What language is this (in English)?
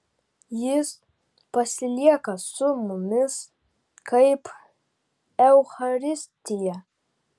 Lithuanian